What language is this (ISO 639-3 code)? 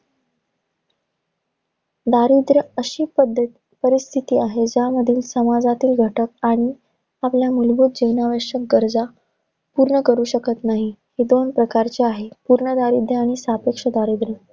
mar